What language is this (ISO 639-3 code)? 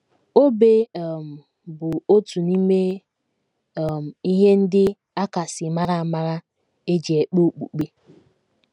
ibo